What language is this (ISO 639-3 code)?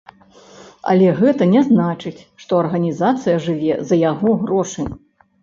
bel